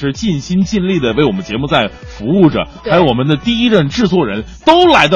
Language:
Chinese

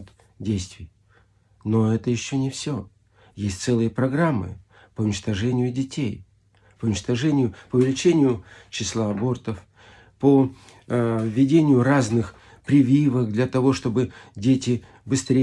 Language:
Russian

